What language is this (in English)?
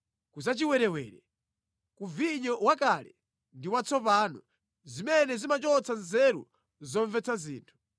Nyanja